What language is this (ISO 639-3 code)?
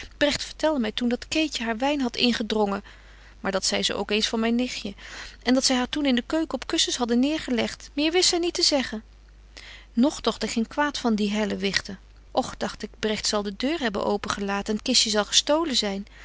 nld